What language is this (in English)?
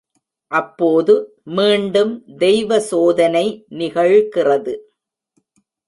Tamil